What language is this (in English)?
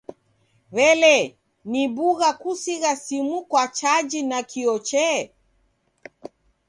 Taita